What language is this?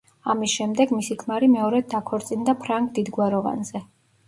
Georgian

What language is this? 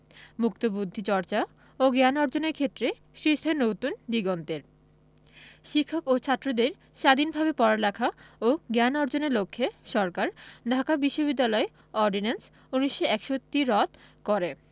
Bangla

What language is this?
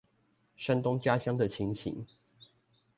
Chinese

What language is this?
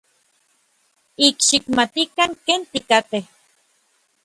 Orizaba Nahuatl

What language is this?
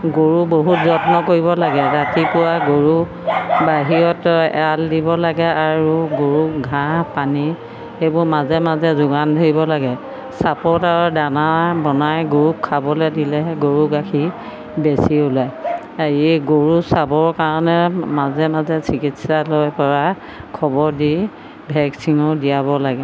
Assamese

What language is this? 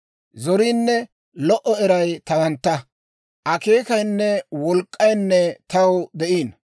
Dawro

